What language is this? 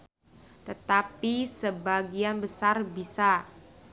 Sundanese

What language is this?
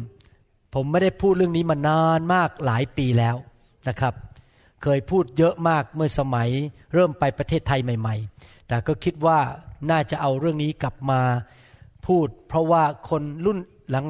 Thai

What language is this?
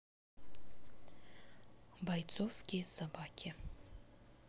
Russian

